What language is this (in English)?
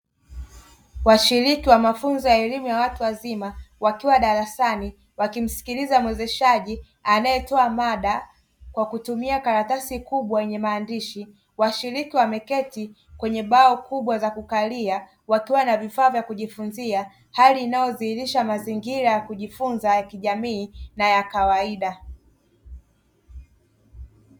Swahili